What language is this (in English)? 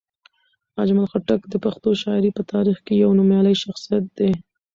Pashto